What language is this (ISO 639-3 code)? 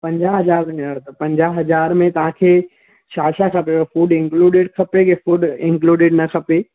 snd